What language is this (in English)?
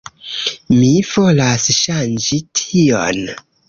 Esperanto